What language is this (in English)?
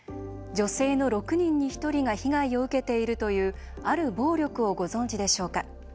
Japanese